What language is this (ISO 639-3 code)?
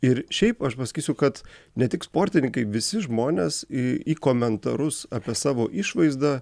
lit